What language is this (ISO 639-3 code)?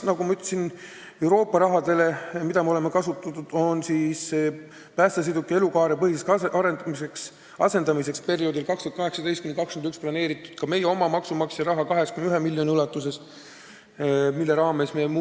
est